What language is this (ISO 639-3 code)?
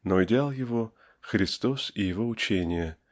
rus